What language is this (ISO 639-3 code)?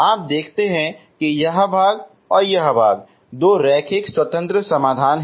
hin